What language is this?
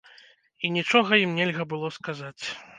Belarusian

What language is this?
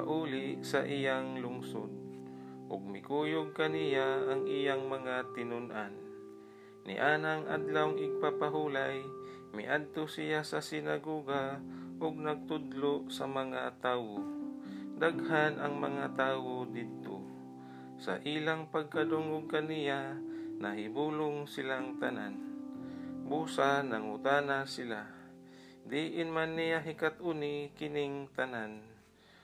Filipino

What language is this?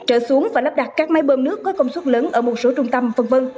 Vietnamese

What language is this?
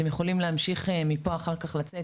Hebrew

